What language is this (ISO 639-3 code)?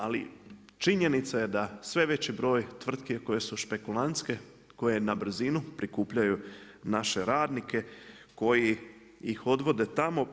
hrv